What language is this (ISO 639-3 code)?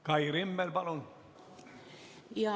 est